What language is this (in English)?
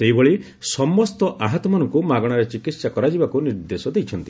Odia